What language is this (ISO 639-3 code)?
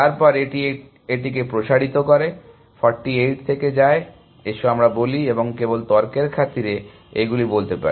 ben